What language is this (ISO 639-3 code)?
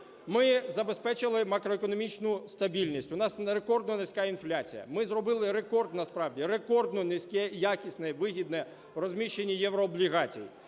ukr